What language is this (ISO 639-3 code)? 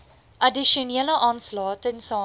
afr